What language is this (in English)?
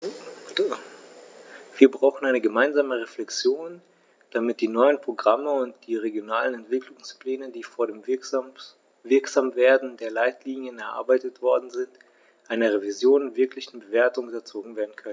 German